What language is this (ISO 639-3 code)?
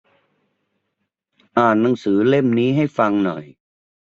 tha